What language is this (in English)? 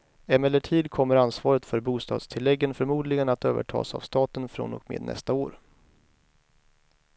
Swedish